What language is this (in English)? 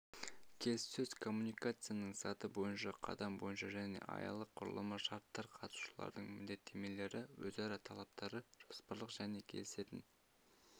Kazakh